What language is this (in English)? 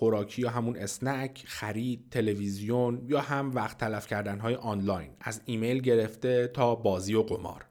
Persian